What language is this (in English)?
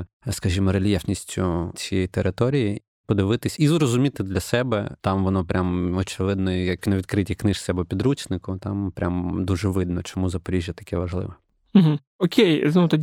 Ukrainian